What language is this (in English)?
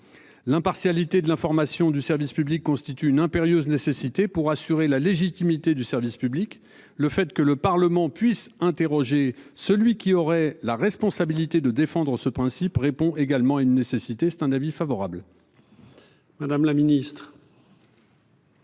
French